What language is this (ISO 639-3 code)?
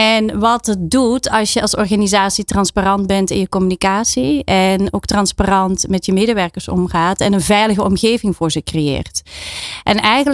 nld